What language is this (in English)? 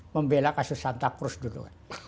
Indonesian